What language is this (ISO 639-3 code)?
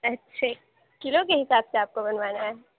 urd